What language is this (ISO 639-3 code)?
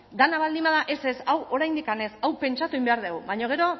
eus